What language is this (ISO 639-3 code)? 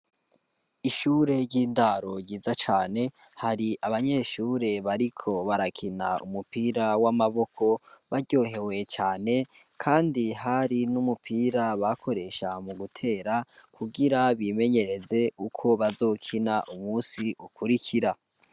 run